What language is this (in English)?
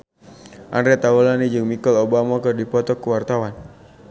Sundanese